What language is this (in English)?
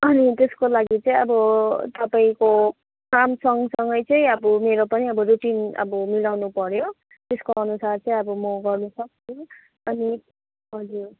Nepali